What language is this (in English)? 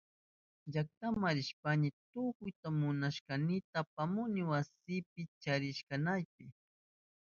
Southern Pastaza Quechua